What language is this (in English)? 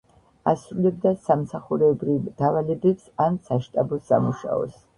Georgian